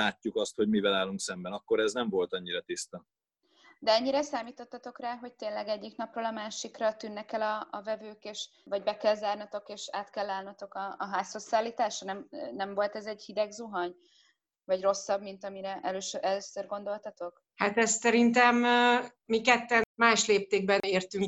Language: Hungarian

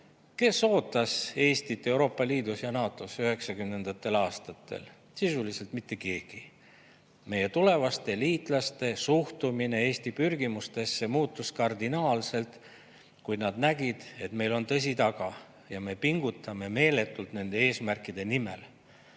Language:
Estonian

